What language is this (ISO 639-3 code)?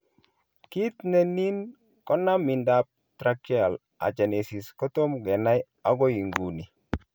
kln